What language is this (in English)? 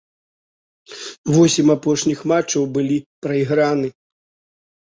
Belarusian